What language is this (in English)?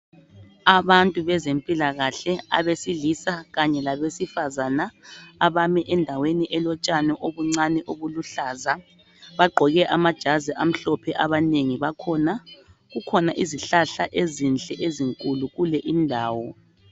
North Ndebele